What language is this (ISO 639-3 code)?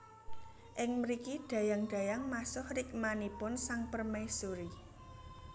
jav